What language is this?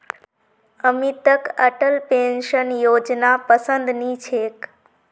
Magahi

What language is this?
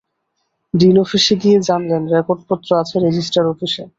Bangla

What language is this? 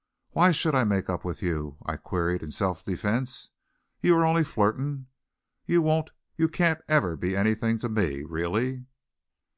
English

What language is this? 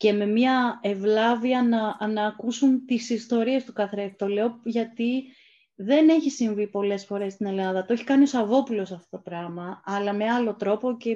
Greek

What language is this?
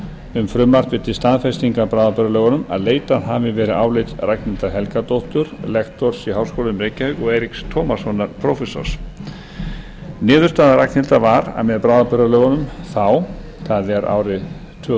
Icelandic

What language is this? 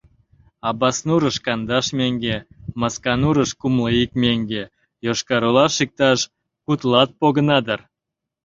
Mari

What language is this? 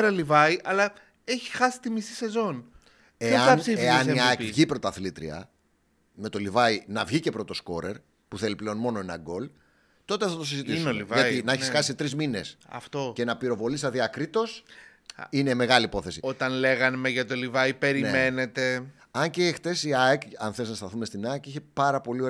Greek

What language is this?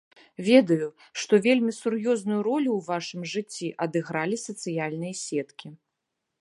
Belarusian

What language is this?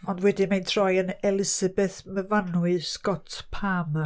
Welsh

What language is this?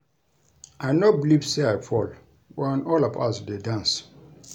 Nigerian Pidgin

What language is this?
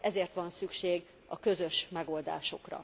Hungarian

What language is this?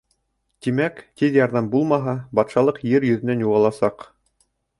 Bashkir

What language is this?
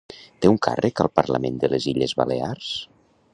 Catalan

